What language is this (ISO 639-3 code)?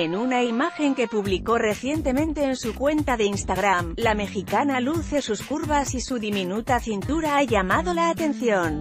spa